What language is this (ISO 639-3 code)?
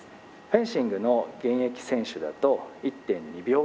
jpn